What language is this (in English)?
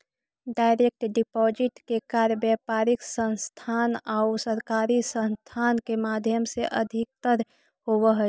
Magahi